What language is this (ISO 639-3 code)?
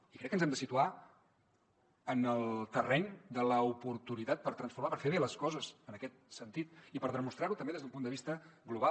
cat